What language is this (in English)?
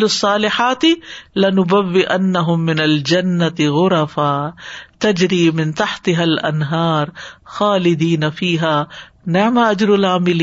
Urdu